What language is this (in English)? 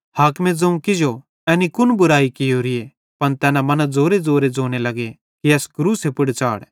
Bhadrawahi